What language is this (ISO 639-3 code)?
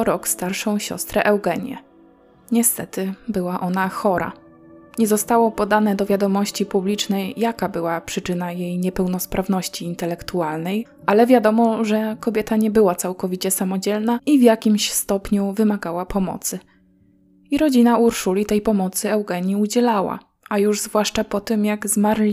pol